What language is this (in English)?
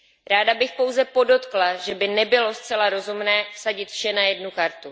Czech